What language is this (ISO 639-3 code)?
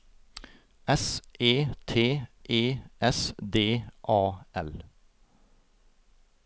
nor